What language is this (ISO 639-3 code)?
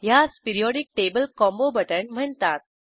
mar